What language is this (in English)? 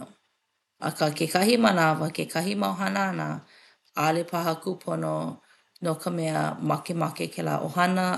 Hawaiian